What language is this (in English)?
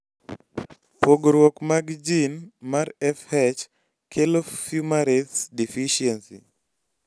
Luo (Kenya and Tanzania)